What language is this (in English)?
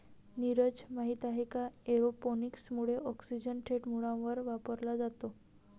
Marathi